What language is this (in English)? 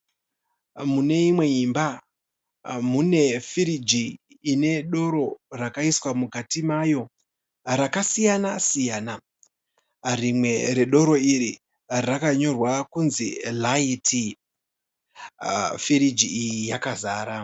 Shona